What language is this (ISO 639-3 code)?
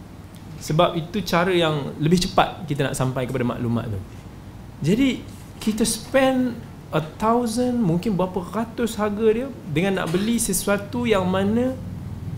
msa